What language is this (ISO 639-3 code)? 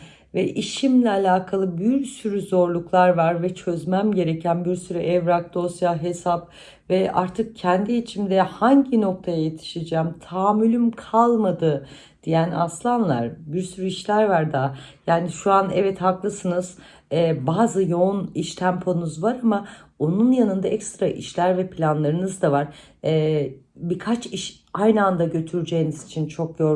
tur